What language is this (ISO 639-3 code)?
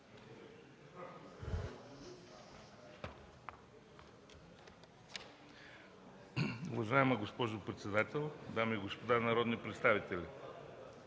bul